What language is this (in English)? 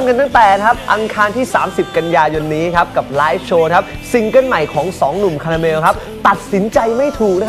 Thai